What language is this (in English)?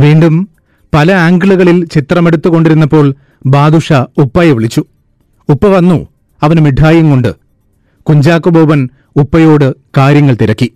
Malayalam